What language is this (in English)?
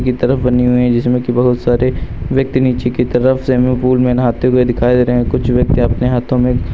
Hindi